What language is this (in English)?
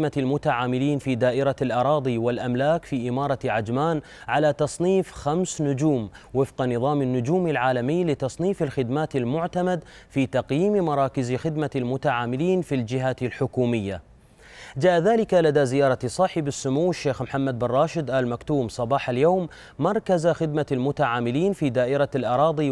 Arabic